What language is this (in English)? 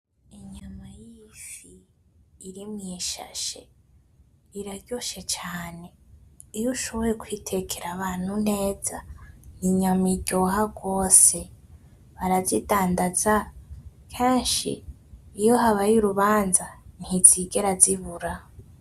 Rundi